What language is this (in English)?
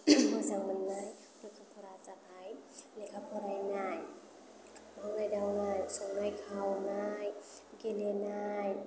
Bodo